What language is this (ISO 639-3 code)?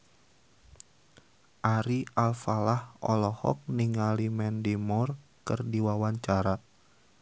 sun